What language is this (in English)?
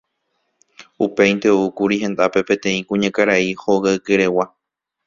Guarani